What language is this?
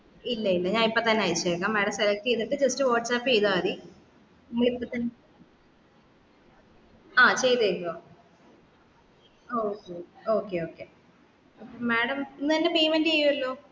Malayalam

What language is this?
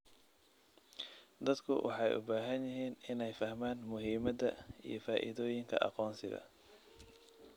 Somali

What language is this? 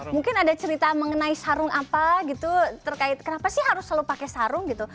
Indonesian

